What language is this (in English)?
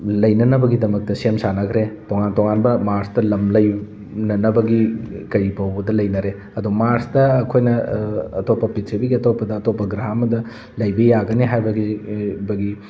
Manipuri